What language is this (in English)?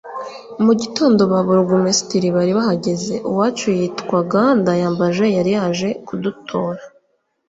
Kinyarwanda